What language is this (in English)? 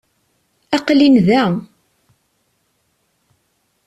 Kabyle